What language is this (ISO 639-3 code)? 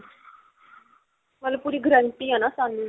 pan